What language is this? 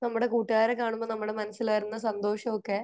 Malayalam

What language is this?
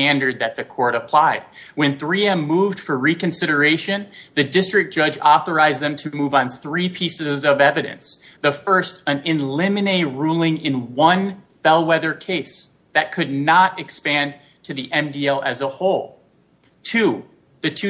English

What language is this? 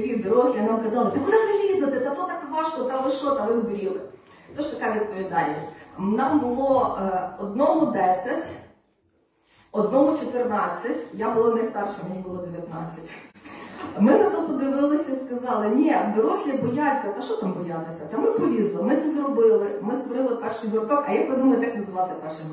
Ukrainian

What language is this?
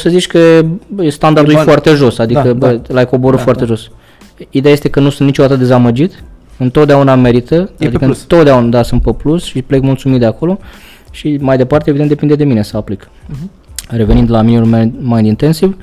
Romanian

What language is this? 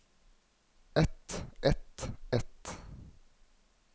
Norwegian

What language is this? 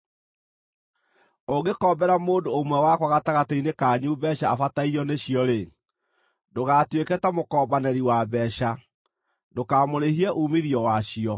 Kikuyu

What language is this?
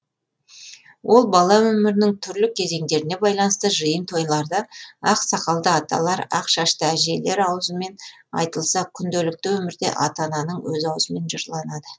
Kazakh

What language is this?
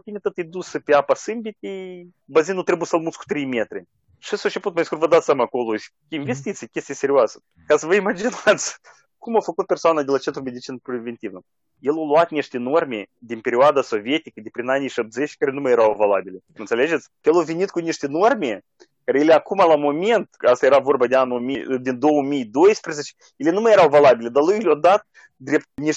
Romanian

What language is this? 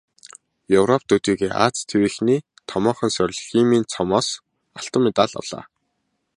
Mongolian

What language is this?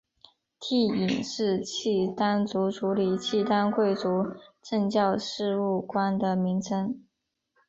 Chinese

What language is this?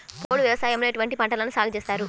Telugu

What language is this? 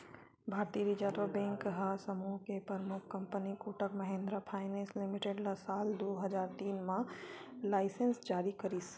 Chhattisgarhi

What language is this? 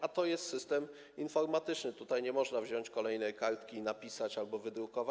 Polish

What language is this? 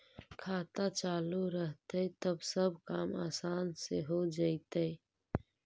Magahi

